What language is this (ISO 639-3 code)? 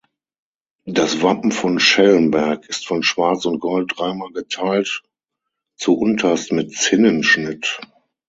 deu